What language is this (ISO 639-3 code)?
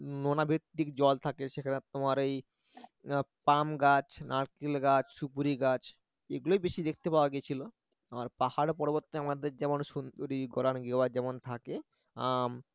ben